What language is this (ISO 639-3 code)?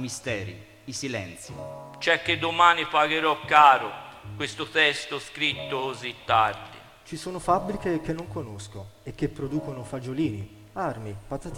ita